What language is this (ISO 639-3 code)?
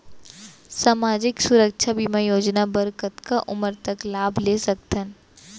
hne